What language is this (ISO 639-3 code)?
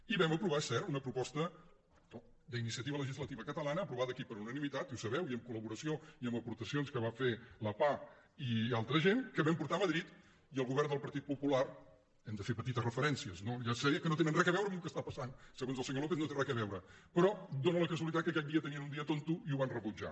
cat